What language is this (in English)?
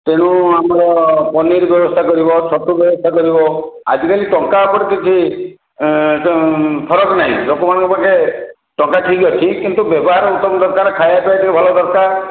Odia